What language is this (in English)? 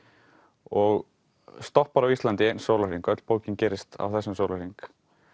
Icelandic